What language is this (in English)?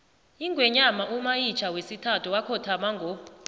South Ndebele